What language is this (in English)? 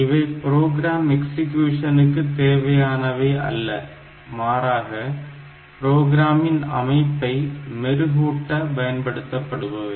Tamil